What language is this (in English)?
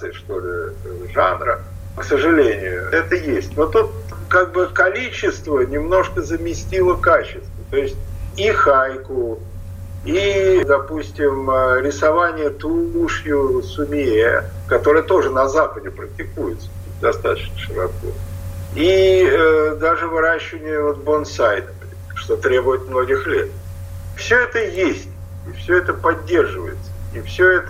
Russian